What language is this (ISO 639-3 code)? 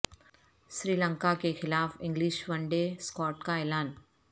urd